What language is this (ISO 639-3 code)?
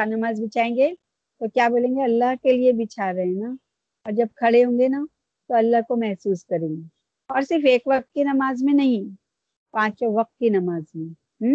urd